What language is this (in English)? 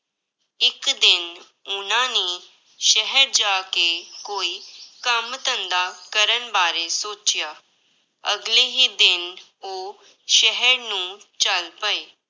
Punjabi